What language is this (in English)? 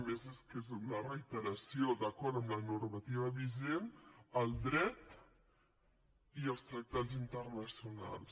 Catalan